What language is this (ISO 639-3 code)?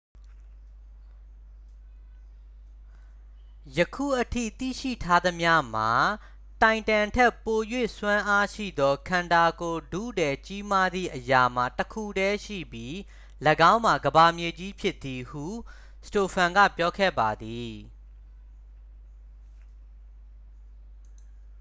mya